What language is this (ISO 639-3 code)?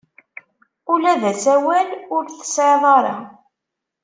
kab